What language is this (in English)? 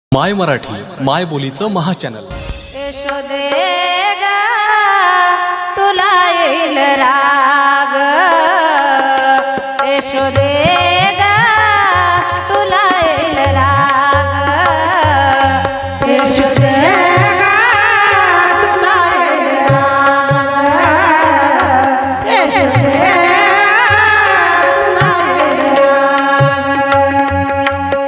Marathi